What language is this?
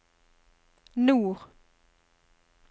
Norwegian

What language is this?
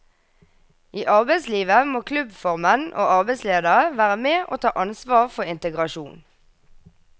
Norwegian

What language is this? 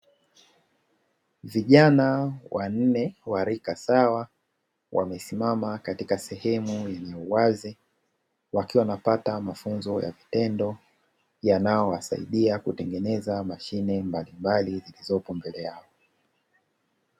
Swahili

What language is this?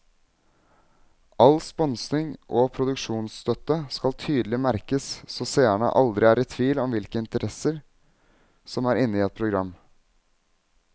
Norwegian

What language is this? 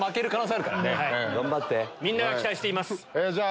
Japanese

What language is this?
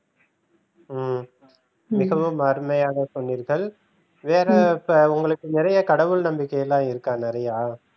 Tamil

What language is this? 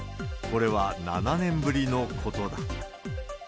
Japanese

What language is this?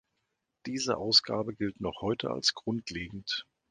German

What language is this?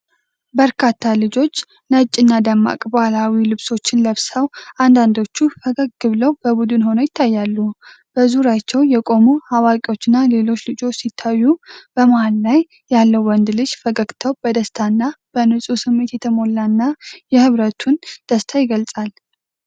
Amharic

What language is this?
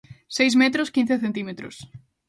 Galician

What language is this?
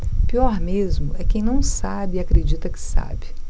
Portuguese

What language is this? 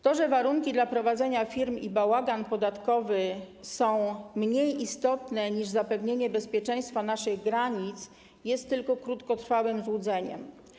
Polish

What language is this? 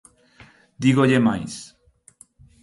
Galician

